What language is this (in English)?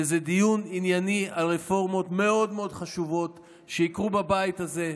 Hebrew